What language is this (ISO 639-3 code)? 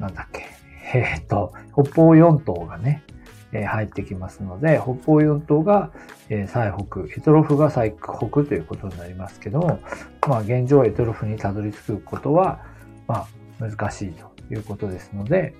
jpn